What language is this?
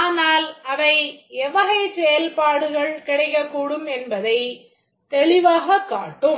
Tamil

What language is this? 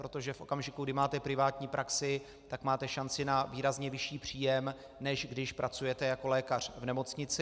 Czech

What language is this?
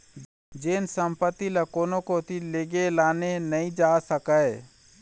Chhattisgarhi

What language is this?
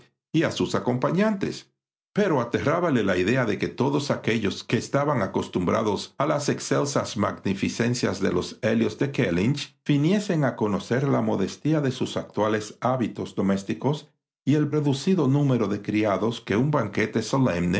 Spanish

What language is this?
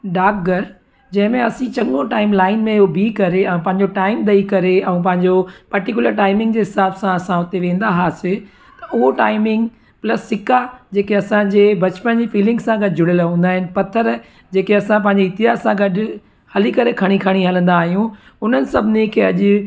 Sindhi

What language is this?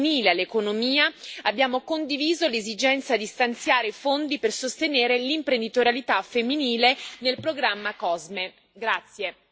Italian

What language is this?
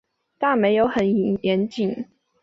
Chinese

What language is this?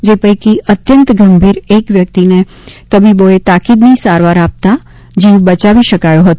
Gujarati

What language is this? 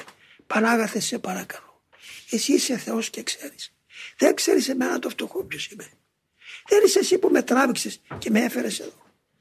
Greek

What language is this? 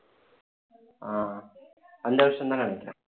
Tamil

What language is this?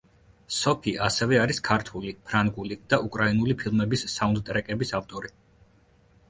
Georgian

